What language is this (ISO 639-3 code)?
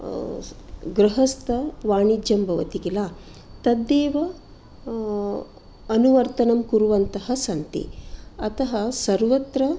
san